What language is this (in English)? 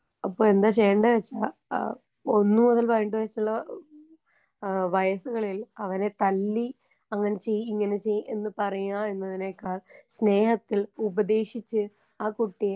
Malayalam